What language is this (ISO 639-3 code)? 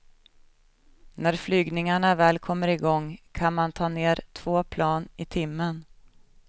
swe